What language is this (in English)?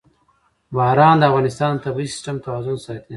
Pashto